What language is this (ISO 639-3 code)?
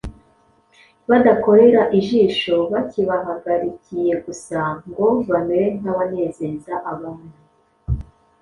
kin